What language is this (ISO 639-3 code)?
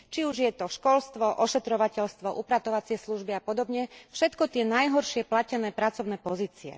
slk